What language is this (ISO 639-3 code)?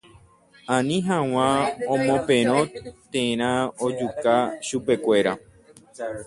grn